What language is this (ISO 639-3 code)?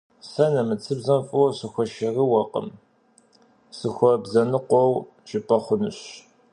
kbd